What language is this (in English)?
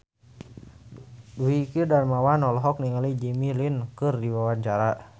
Sundanese